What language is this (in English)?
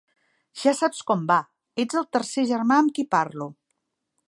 Catalan